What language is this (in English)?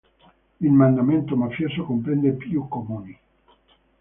Italian